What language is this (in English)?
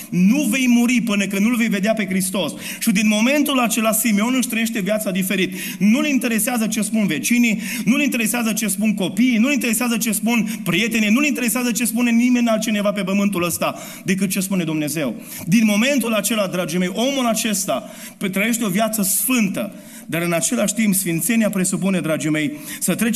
Romanian